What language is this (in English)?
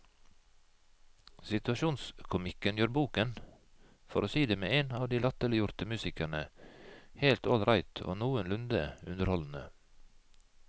Norwegian